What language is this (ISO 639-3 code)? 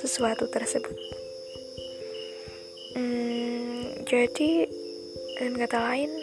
ind